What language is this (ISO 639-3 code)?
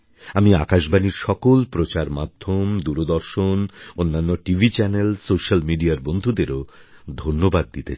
ben